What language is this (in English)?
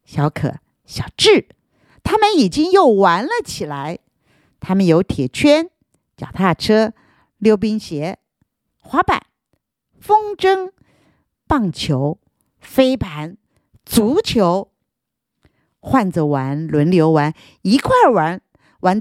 Chinese